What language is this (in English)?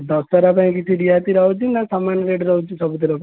Odia